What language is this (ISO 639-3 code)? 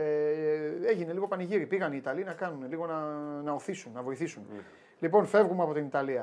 ell